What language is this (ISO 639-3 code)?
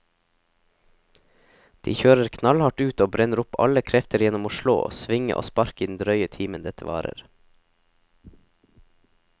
nor